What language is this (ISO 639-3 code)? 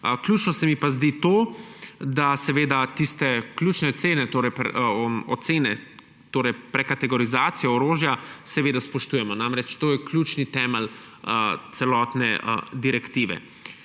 slv